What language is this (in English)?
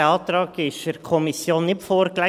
Swiss German